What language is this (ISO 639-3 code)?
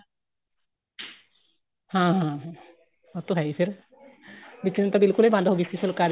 pan